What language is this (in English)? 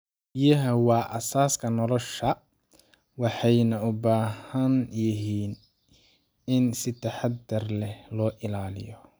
Somali